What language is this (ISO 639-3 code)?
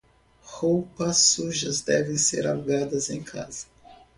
por